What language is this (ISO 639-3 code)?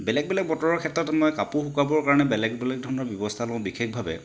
asm